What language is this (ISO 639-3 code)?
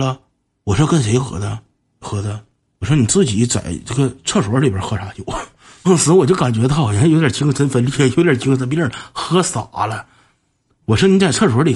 zho